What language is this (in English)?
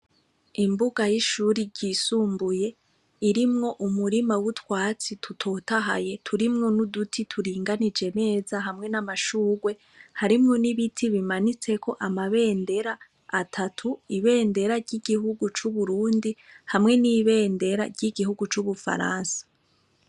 Rundi